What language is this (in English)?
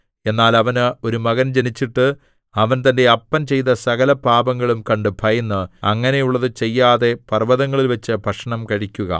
Malayalam